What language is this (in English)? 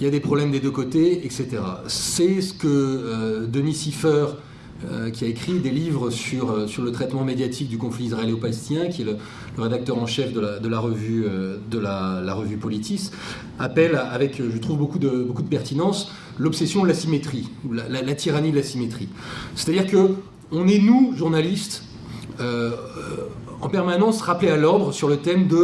French